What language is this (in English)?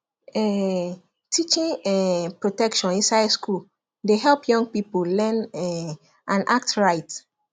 Nigerian Pidgin